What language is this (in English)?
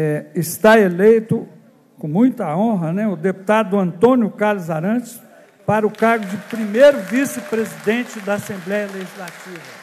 Portuguese